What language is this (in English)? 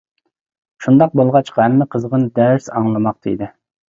Uyghur